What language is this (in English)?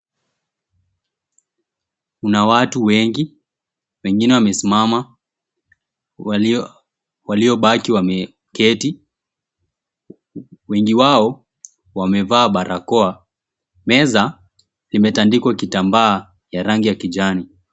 Swahili